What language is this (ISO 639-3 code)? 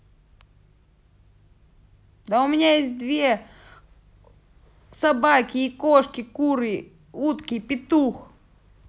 rus